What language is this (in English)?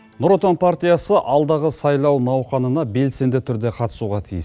Kazakh